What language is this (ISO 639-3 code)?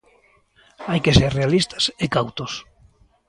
glg